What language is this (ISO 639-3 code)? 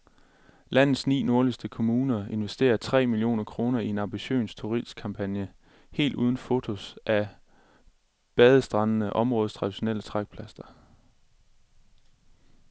dan